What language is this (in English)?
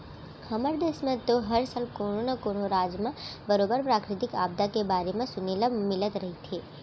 Chhattisgarhi